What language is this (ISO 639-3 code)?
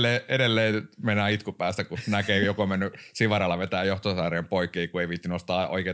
fin